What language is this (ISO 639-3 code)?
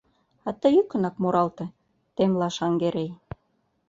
chm